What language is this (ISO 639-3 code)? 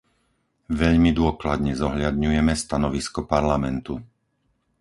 slk